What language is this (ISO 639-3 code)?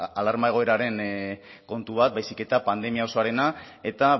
eus